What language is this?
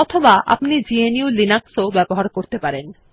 Bangla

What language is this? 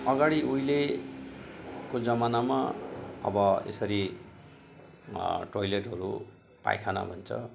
Nepali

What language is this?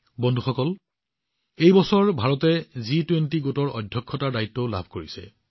Assamese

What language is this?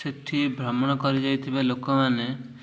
Odia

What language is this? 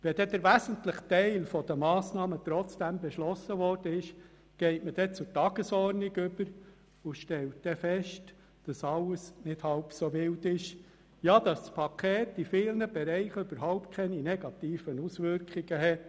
Swiss German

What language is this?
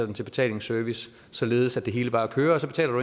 Danish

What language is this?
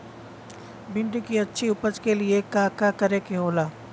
Bhojpuri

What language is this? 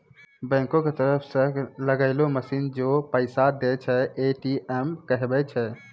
Maithili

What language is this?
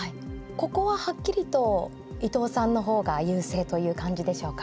Japanese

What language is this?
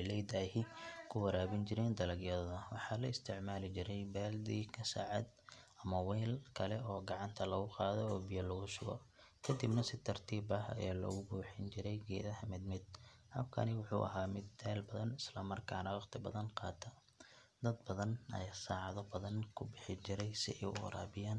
Somali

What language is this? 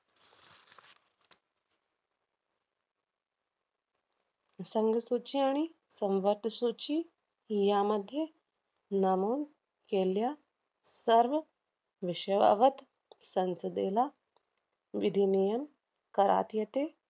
Marathi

